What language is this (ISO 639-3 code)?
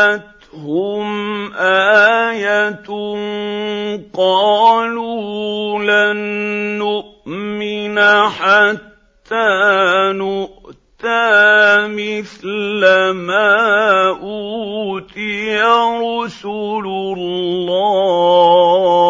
ara